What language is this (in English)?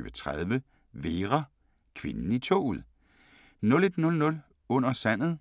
Danish